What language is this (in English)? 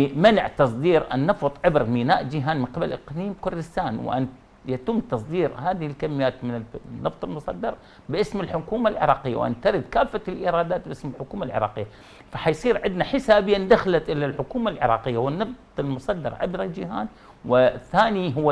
Arabic